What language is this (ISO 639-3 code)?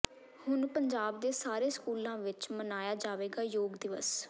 pan